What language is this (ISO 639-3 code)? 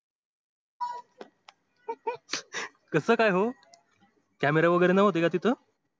mar